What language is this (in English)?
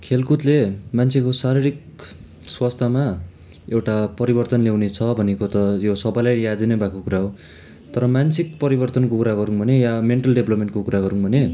Nepali